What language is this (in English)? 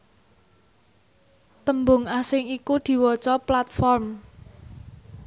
Javanese